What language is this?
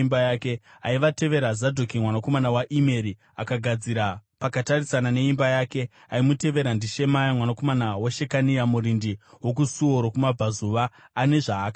Shona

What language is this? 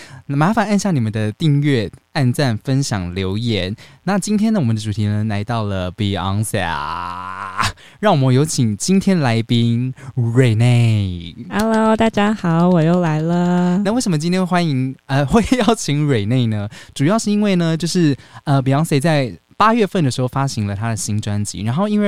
Chinese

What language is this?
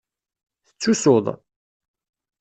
Kabyle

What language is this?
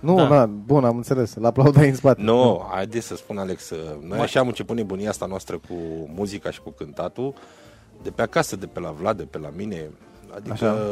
Romanian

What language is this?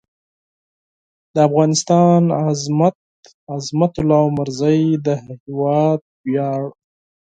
Pashto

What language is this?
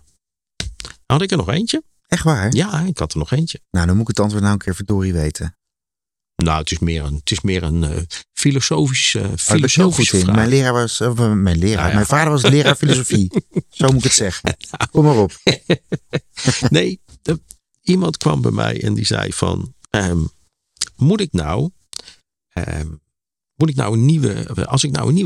Dutch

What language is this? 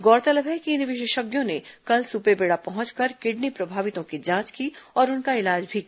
Hindi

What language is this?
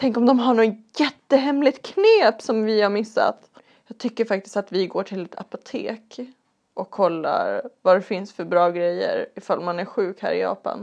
Swedish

